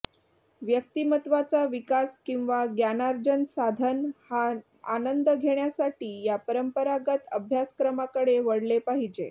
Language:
Marathi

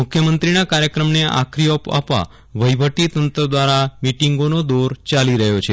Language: Gujarati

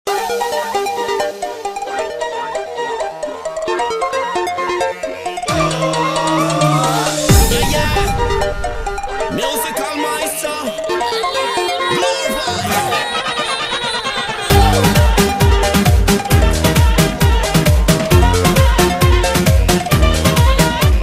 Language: Romanian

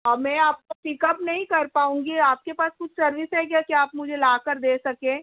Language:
Urdu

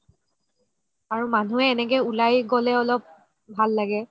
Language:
Assamese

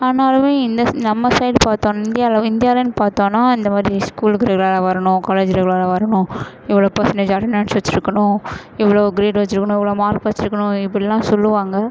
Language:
Tamil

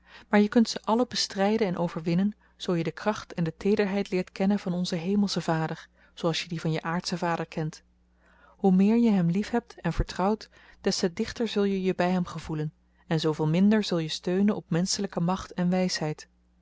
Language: Dutch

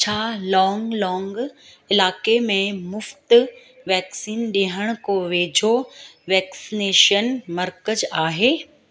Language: Sindhi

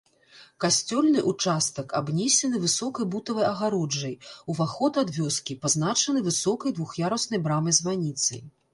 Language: Belarusian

